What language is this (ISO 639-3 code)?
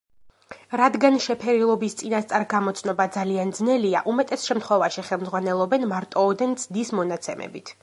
kat